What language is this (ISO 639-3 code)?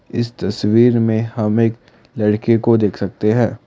hin